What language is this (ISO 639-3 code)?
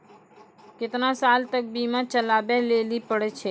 mai